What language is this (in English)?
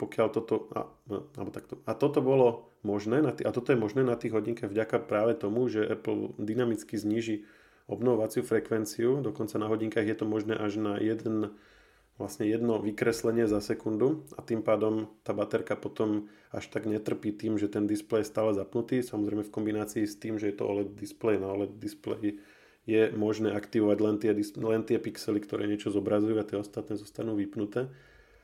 Slovak